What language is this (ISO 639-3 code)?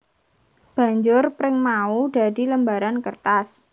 jav